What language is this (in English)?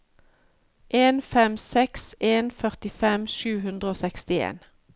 Norwegian